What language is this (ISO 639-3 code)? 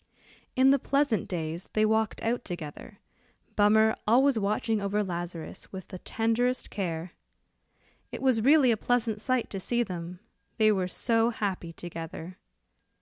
eng